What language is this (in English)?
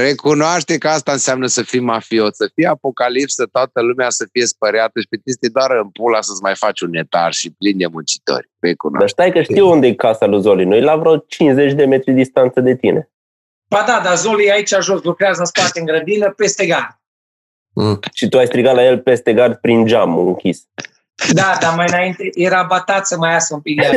Romanian